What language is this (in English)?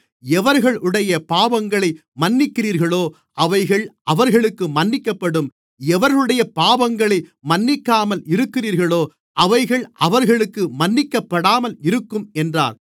Tamil